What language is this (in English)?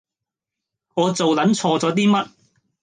Cantonese